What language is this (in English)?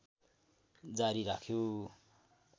Nepali